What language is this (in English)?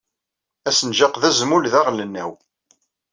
Kabyle